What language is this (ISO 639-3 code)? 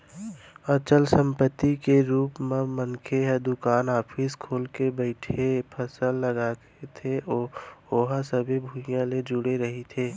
hne